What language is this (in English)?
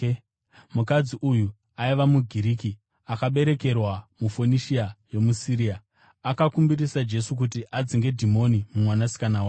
Shona